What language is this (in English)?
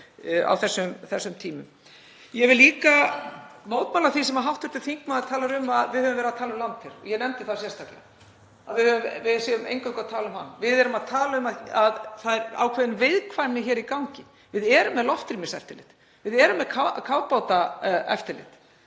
Icelandic